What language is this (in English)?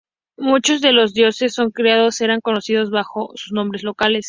Spanish